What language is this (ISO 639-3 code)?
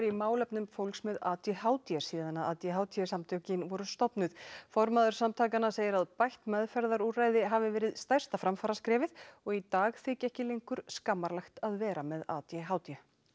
isl